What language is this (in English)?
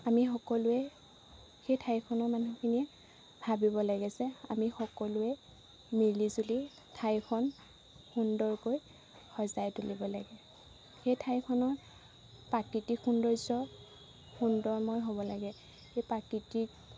Assamese